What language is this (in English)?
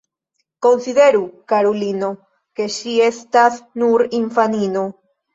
Esperanto